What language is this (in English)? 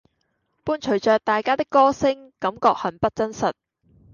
Cantonese